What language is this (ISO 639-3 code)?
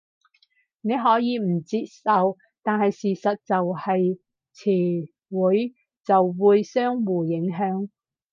yue